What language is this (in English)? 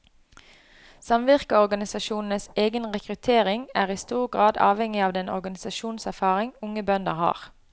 Norwegian